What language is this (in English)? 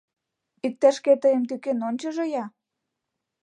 Mari